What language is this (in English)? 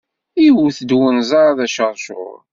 Kabyle